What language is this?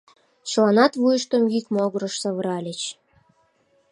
Mari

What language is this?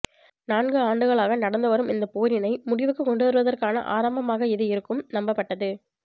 Tamil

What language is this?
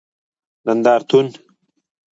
Pashto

